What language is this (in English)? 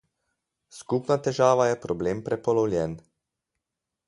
Slovenian